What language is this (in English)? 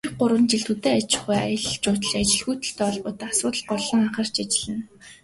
Mongolian